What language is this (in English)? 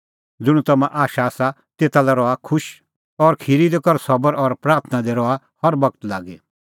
Kullu Pahari